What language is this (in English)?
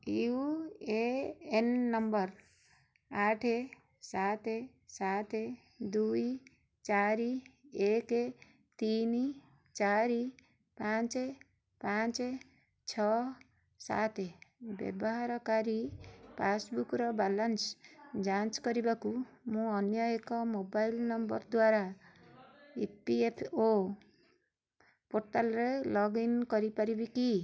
Odia